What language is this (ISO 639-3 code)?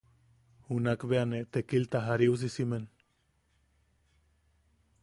yaq